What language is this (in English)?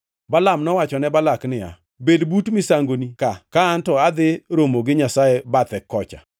Luo (Kenya and Tanzania)